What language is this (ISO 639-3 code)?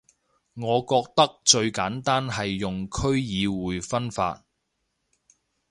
yue